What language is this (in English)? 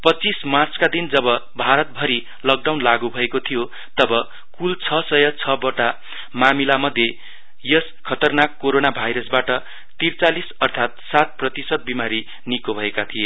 Nepali